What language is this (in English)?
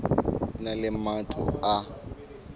Southern Sotho